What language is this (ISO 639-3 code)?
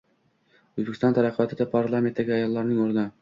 uzb